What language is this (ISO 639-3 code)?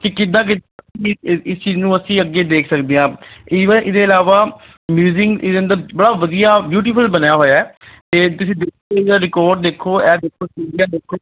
pan